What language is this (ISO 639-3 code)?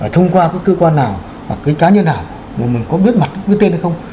vie